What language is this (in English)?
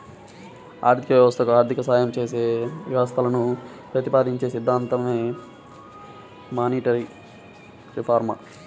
Telugu